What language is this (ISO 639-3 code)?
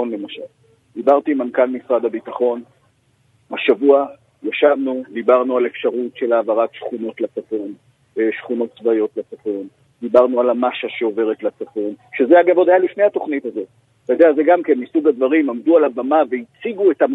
heb